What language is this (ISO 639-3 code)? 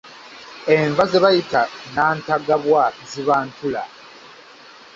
lug